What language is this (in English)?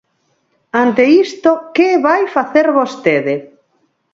Galician